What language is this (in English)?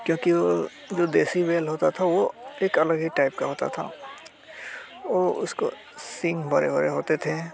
Hindi